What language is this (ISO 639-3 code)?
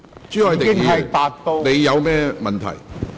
yue